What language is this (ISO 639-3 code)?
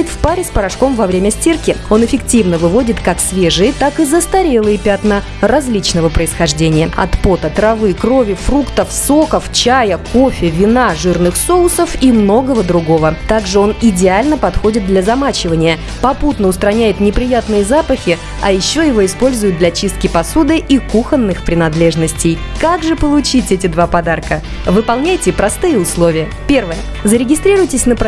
rus